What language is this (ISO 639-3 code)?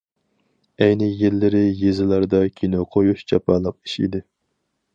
uig